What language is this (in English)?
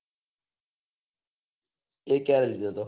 Gujarati